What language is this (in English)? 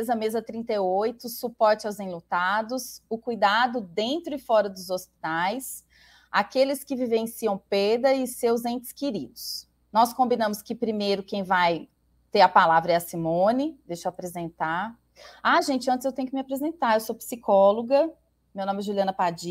Portuguese